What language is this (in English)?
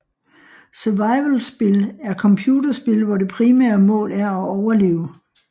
Danish